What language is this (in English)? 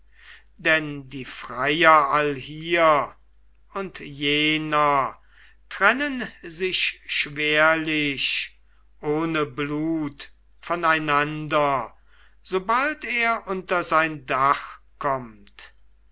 German